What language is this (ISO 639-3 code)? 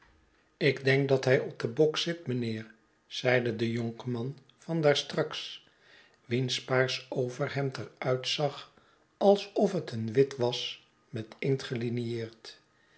nld